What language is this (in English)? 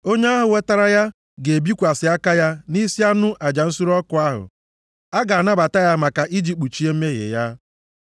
Igbo